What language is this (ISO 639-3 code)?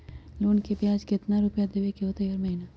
mag